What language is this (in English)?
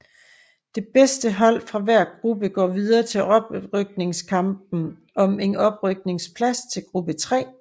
Danish